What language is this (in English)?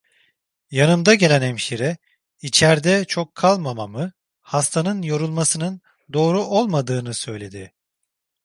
Turkish